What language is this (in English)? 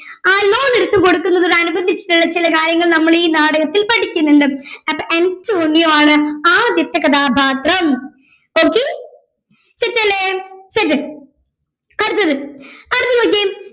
Malayalam